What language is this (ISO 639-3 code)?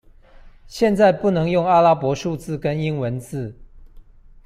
zho